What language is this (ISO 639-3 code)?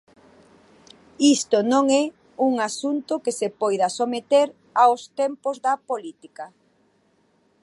glg